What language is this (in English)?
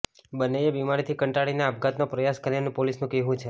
Gujarati